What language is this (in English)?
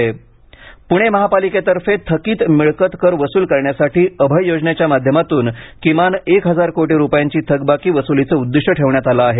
Marathi